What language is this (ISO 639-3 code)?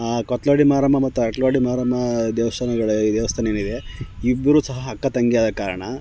kan